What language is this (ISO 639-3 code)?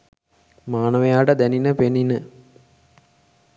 sin